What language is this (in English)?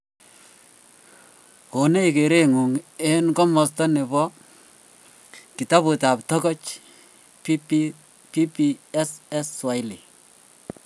Kalenjin